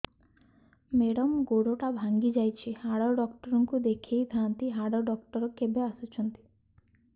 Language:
Odia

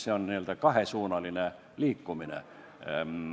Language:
Estonian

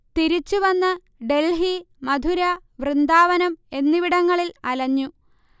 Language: Malayalam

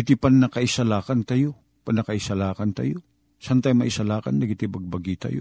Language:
Filipino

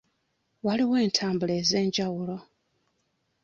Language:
Ganda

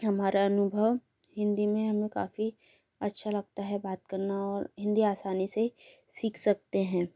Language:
Hindi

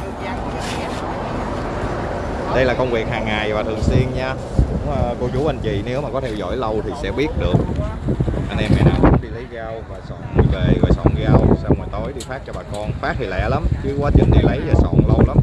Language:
Vietnamese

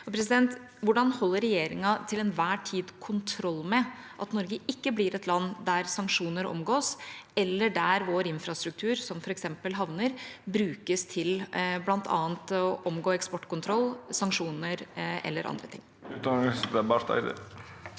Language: Norwegian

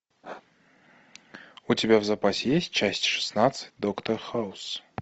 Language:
Russian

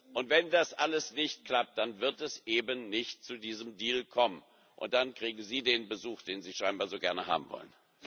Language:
German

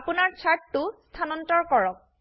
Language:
Assamese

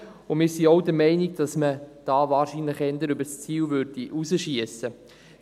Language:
Swiss German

